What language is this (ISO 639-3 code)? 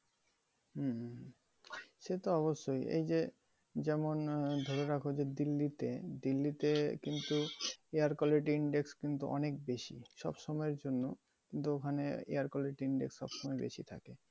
ben